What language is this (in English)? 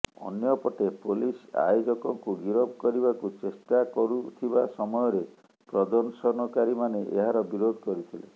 Odia